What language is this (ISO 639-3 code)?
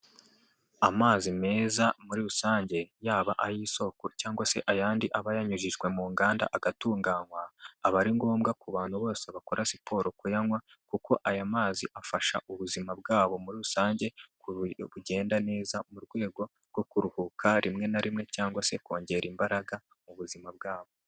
kin